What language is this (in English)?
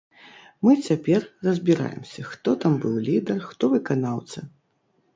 Belarusian